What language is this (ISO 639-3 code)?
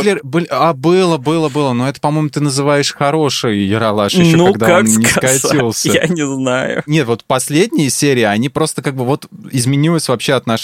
rus